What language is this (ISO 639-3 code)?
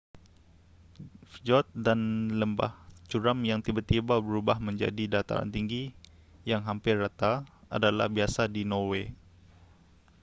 msa